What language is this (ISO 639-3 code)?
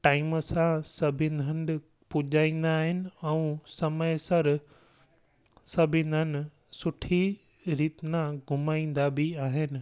snd